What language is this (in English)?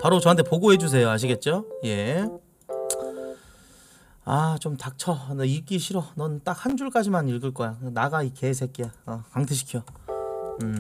Korean